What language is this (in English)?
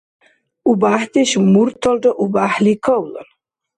Dargwa